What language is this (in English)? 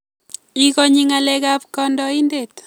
Kalenjin